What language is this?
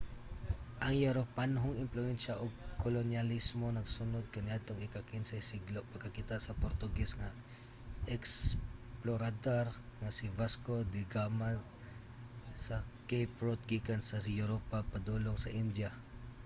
Cebuano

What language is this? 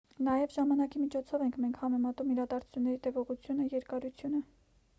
Armenian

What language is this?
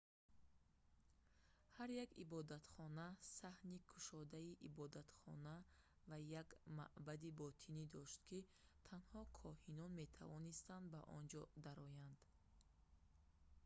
Tajik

